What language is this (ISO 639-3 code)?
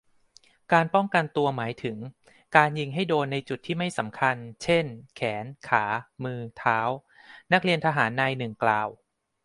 tha